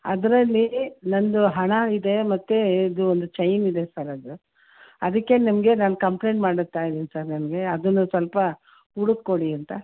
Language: Kannada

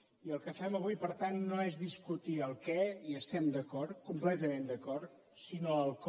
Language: Catalan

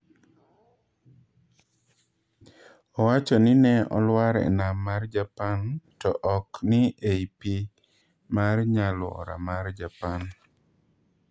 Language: Luo (Kenya and Tanzania)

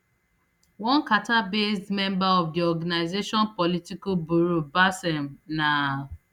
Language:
Nigerian Pidgin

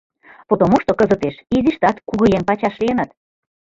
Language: Mari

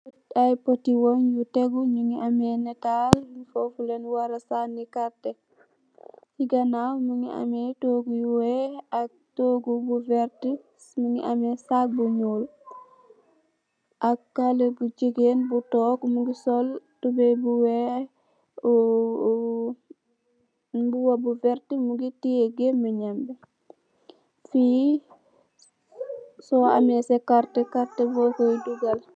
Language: Wolof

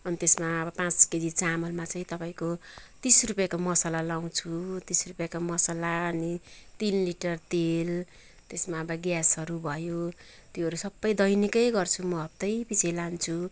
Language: Nepali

